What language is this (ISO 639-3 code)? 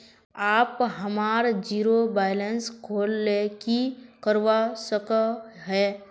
mag